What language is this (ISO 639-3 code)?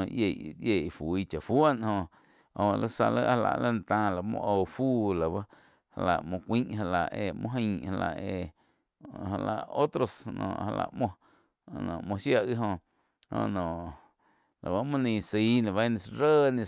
chq